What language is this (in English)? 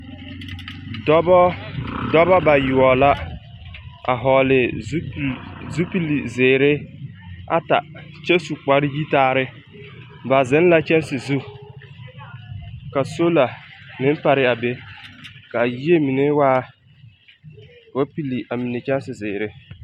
Southern Dagaare